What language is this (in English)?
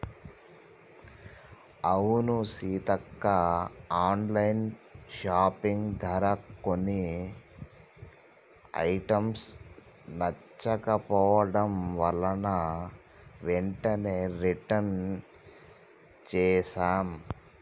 Telugu